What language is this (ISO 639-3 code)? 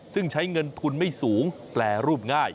tha